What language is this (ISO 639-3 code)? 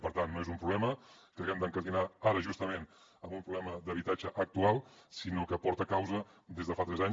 cat